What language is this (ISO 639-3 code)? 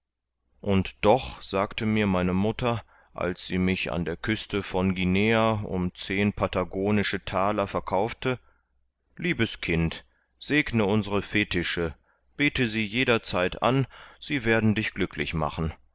deu